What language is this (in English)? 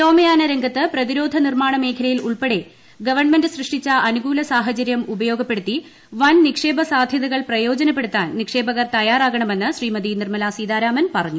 Malayalam